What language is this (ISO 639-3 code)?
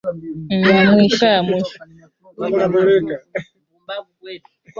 swa